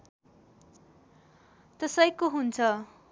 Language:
Nepali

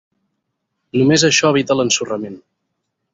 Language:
Catalan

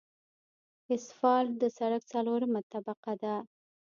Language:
Pashto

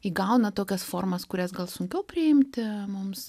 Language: Lithuanian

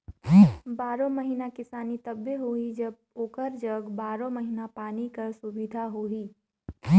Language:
Chhattisgarhi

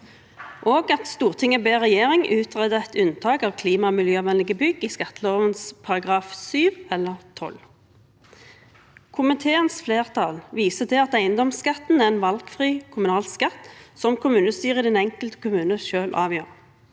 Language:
Norwegian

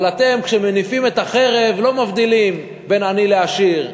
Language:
Hebrew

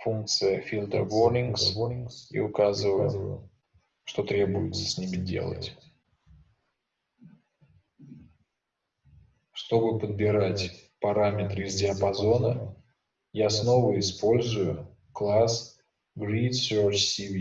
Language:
Russian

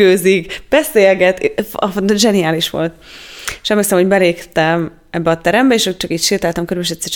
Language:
Hungarian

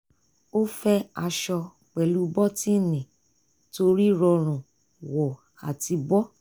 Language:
Yoruba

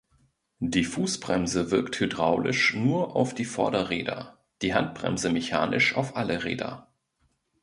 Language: German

